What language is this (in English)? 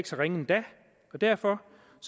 Danish